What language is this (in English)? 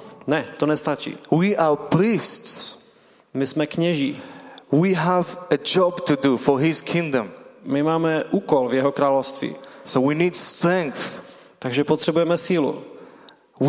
Czech